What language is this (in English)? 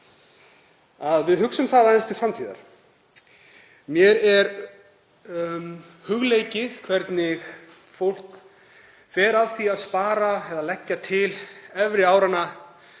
Icelandic